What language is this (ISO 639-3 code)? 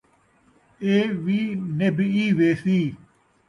skr